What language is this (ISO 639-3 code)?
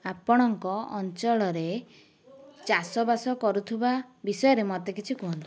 ori